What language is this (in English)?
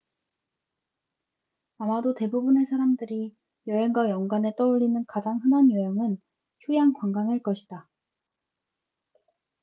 Korean